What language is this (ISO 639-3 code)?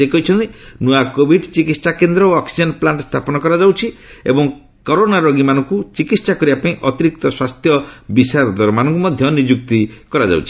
ori